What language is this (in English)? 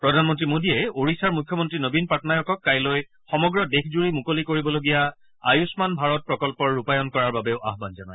Assamese